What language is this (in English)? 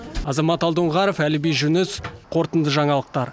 Kazakh